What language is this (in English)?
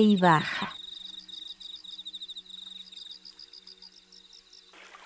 Spanish